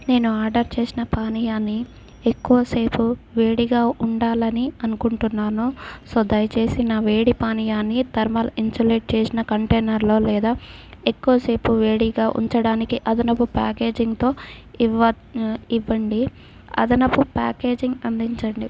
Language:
Telugu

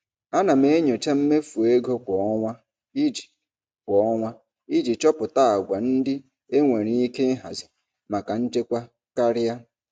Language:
Igbo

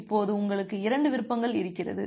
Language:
Tamil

